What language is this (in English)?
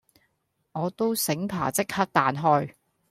Cantonese